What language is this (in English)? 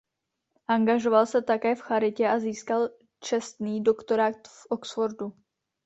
Czech